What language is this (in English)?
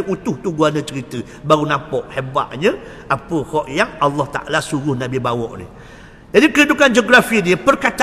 Malay